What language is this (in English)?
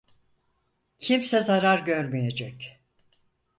Turkish